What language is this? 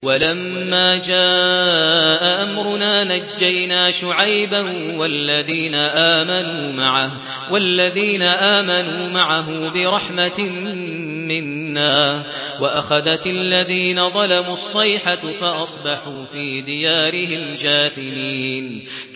Arabic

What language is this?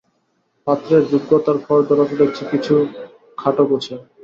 Bangla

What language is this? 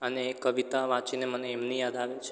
Gujarati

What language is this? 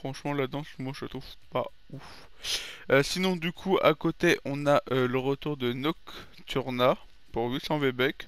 French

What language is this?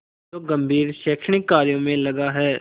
Hindi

